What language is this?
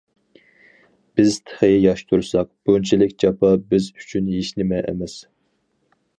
Uyghur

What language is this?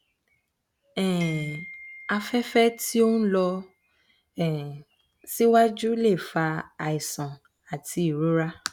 Yoruba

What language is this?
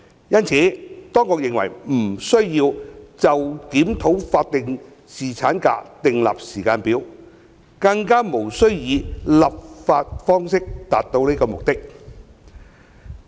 Cantonese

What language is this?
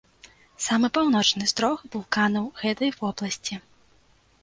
Belarusian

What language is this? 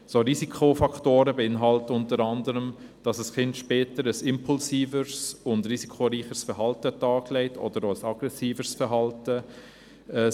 Swiss German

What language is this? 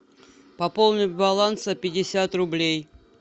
Russian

